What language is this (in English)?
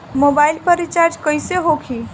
Bhojpuri